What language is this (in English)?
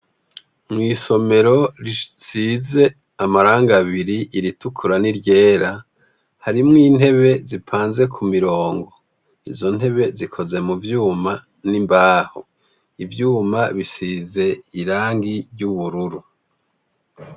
Rundi